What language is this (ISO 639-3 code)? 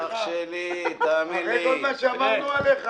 heb